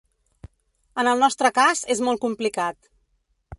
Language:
Catalan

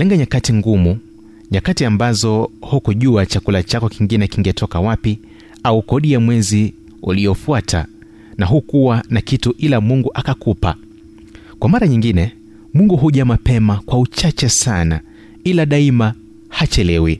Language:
Swahili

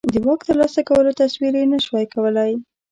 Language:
Pashto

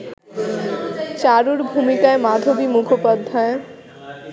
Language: Bangla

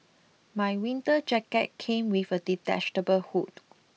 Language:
English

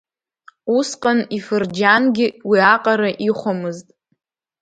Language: Abkhazian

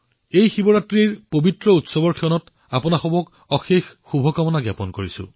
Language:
Assamese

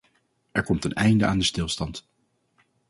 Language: Dutch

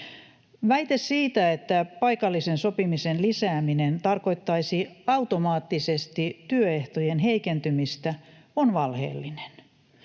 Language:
Finnish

